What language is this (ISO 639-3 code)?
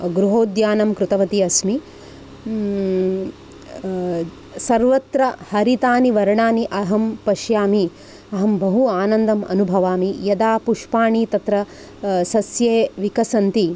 san